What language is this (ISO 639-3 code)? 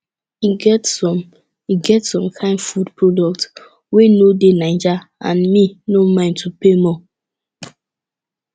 pcm